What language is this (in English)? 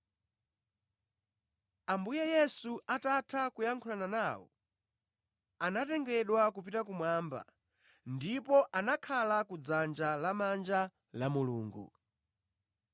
Nyanja